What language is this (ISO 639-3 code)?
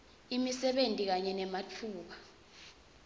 ssw